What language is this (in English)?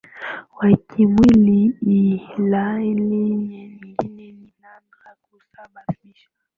Swahili